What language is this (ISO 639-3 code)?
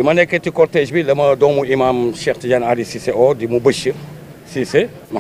fra